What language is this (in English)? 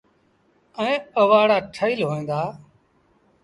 Sindhi Bhil